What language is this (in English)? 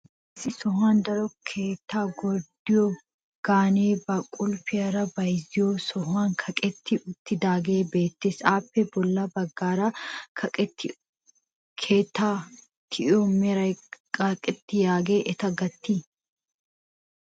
Wolaytta